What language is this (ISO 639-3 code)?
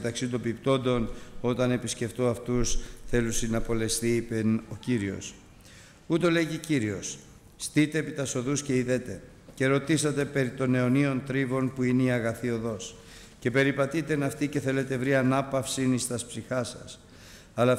ell